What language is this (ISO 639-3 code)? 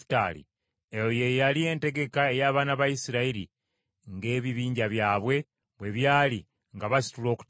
lug